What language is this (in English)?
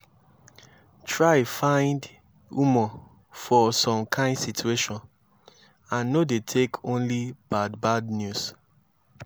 Nigerian Pidgin